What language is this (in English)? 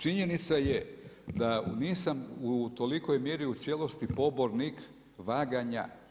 Croatian